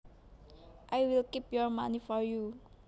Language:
Javanese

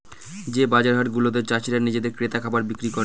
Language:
Bangla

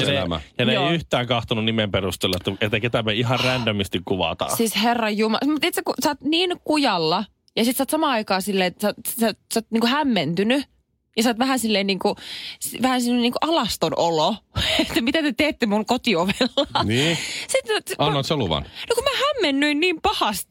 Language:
Finnish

